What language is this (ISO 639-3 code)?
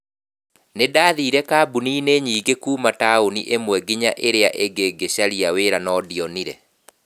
kik